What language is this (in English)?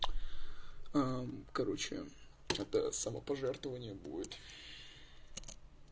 Russian